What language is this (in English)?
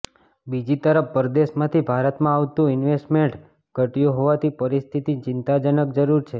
Gujarati